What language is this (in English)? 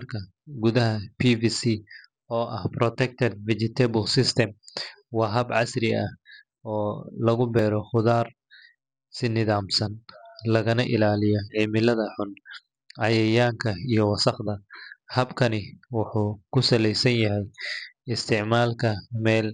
Somali